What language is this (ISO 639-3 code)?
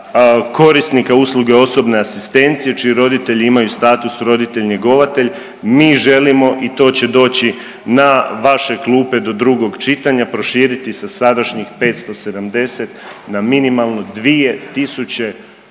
hrv